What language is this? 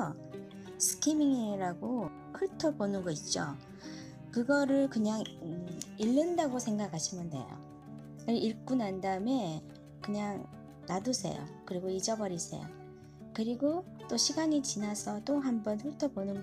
Korean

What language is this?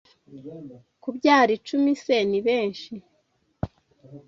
Kinyarwanda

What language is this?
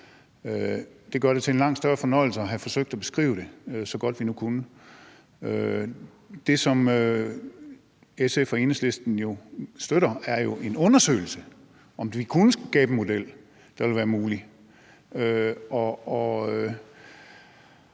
Danish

